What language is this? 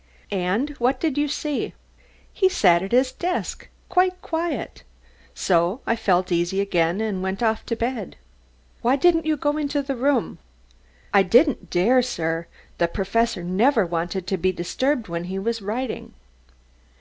English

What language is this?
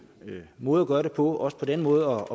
Danish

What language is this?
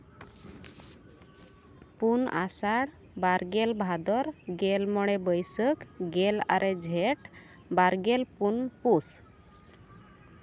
Santali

